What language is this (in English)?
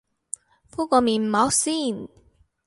Cantonese